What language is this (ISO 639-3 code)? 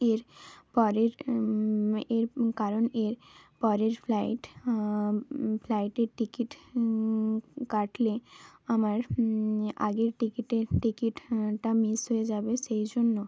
ben